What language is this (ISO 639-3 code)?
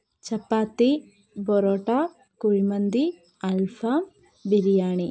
mal